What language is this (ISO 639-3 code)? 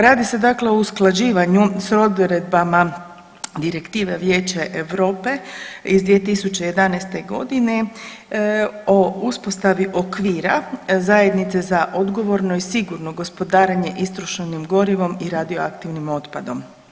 hrv